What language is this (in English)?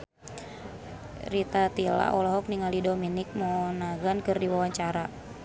Sundanese